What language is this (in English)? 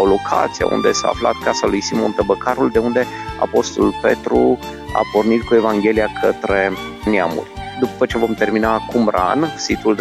Romanian